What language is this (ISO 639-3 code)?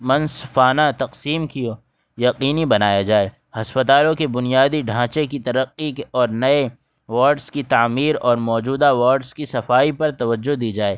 urd